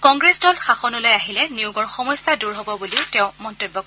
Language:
Assamese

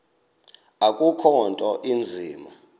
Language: Xhosa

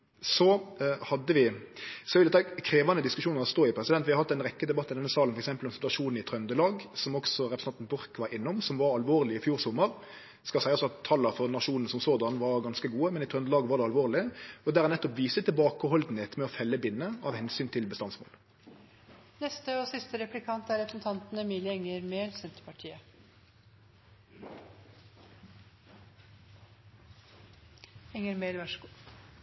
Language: Norwegian Nynorsk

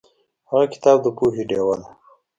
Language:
Pashto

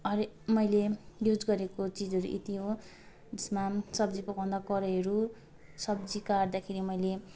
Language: Nepali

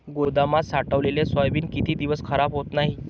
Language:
Marathi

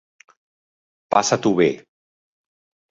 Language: Catalan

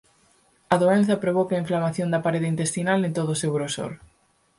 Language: Galician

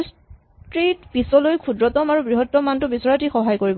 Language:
Assamese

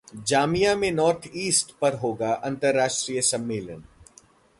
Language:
Hindi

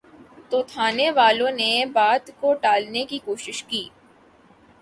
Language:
Urdu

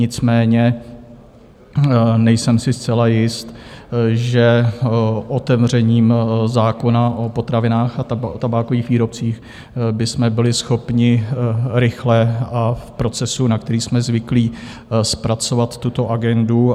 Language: Czech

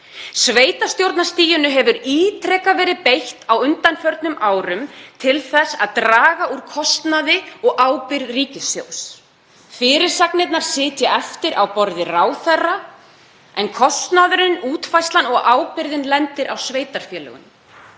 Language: Icelandic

